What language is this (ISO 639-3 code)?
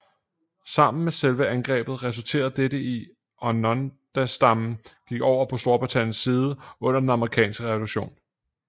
dan